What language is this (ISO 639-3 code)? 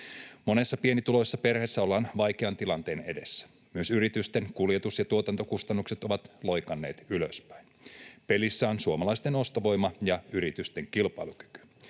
fin